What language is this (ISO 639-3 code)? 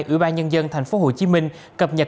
vie